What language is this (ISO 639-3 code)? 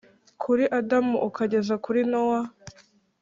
kin